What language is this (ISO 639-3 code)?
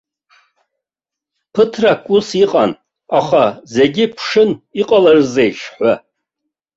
abk